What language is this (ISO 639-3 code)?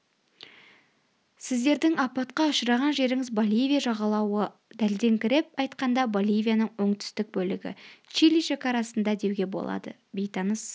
kaz